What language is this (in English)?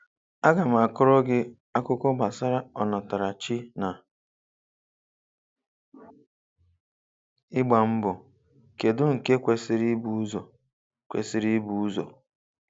Igbo